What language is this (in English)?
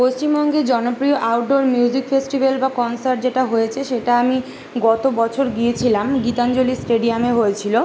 Bangla